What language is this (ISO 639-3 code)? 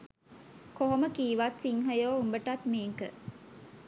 sin